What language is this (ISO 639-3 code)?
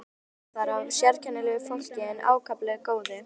isl